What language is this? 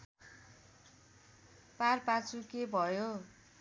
Nepali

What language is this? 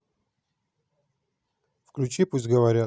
Russian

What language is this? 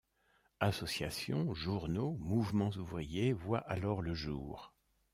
French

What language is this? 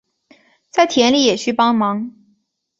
Chinese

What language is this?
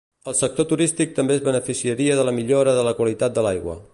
Catalan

